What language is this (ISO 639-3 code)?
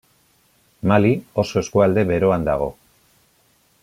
eus